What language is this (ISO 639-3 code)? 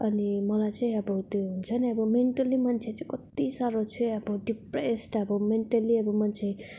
nep